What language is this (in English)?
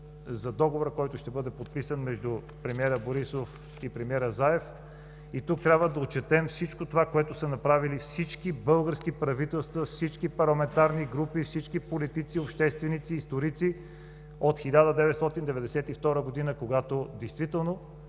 Bulgarian